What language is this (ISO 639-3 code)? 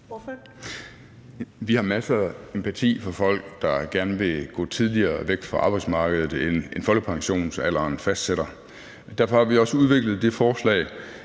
dan